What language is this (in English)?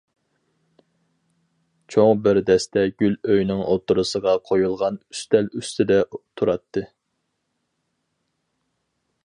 Uyghur